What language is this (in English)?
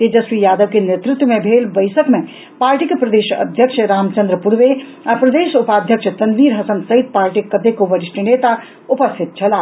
Maithili